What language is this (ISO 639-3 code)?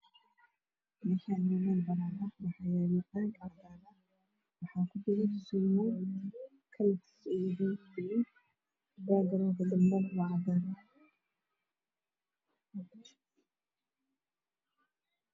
som